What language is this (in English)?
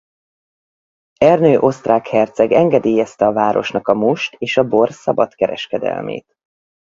Hungarian